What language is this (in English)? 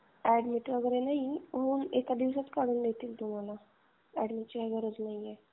Marathi